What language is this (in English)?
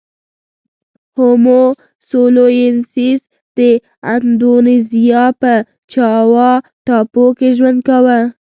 Pashto